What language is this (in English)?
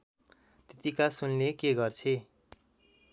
Nepali